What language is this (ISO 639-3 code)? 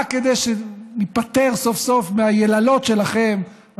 heb